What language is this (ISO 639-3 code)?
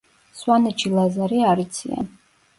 kat